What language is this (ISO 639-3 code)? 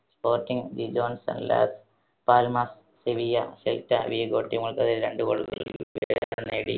mal